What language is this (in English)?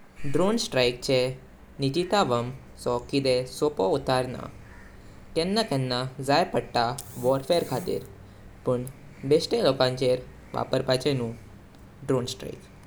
Konkani